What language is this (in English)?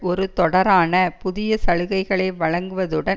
Tamil